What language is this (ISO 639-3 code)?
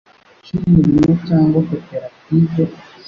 kin